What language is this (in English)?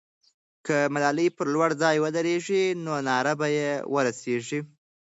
Pashto